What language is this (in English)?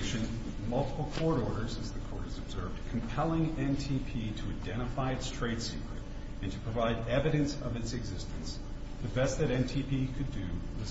English